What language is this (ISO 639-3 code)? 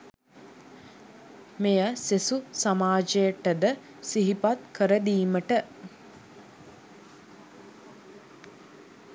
sin